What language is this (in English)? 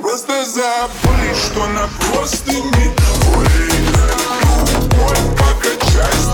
Russian